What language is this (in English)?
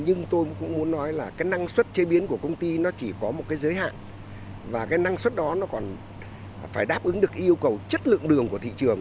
Vietnamese